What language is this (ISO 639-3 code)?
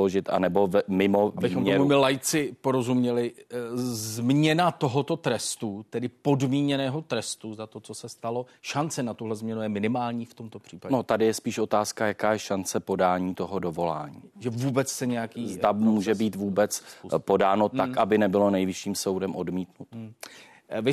ces